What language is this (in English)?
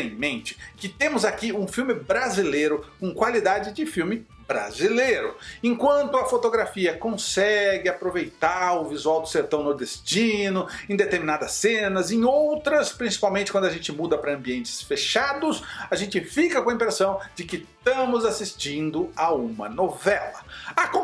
Portuguese